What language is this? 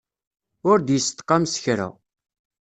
Kabyle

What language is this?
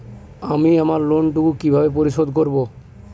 Bangla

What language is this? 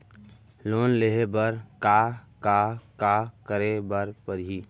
Chhattisgarhi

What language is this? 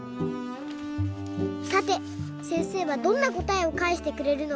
Japanese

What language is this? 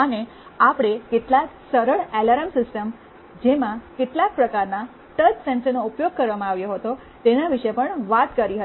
Gujarati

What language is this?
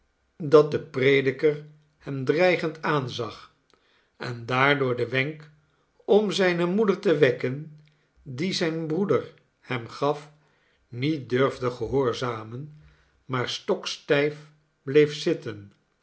Dutch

